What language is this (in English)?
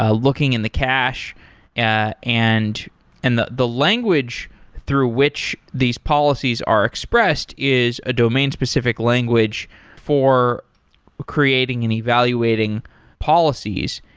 English